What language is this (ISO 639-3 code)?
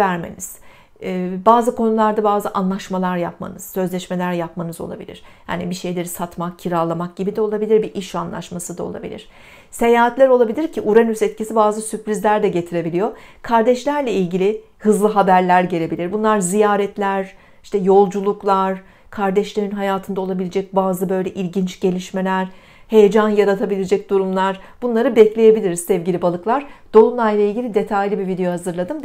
tur